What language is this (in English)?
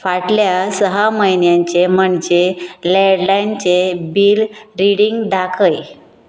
Konkani